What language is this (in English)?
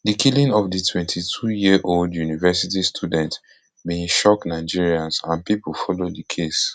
Nigerian Pidgin